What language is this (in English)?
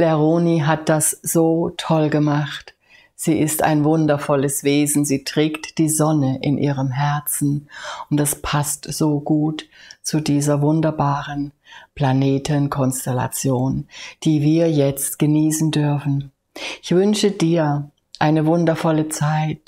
German